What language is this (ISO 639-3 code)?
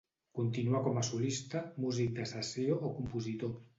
cat